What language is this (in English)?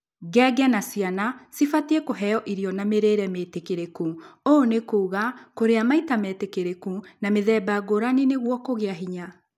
Kikuyu